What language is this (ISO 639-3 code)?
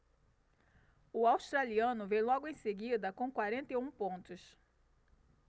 por